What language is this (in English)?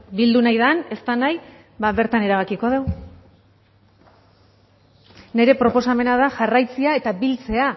Basque